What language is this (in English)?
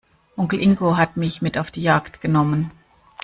German